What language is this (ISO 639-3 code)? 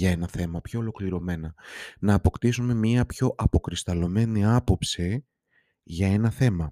ell